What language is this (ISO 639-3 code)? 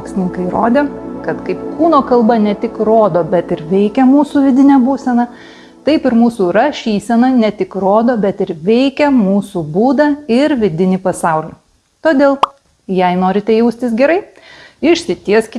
lit